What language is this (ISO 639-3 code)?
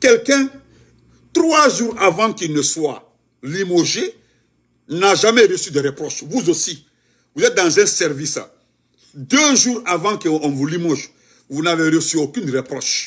fra